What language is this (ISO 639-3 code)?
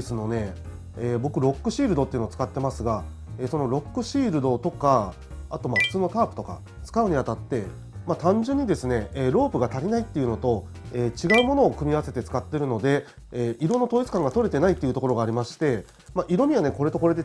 jpn